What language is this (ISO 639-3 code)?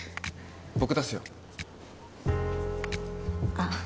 jpn